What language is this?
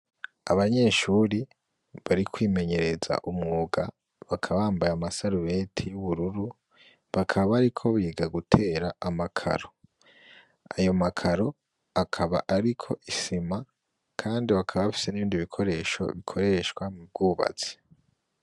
Rundi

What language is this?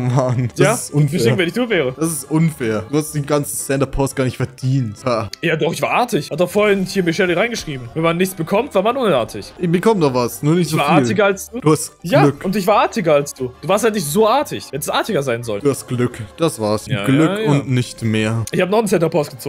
German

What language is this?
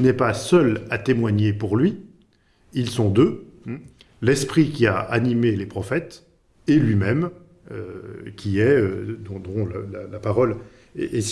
French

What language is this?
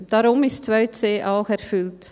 Swiss German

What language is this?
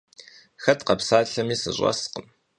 Kabardian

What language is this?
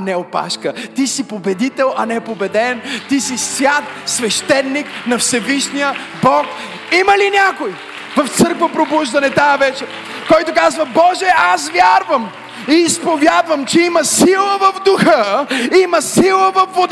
Bulgarian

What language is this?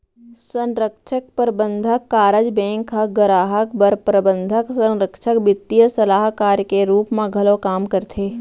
Chhattisgarhi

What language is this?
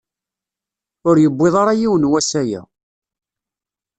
Kabyle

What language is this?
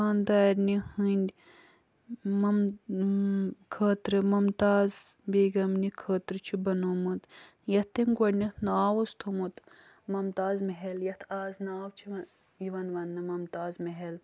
Kashmiri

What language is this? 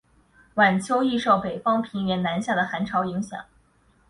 Chinese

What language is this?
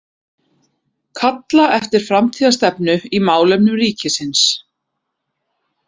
Icelandic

